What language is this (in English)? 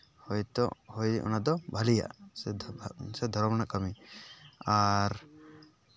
Santali